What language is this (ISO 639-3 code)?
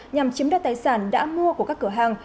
vie